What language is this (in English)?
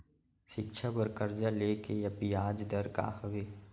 Chhattisgarhi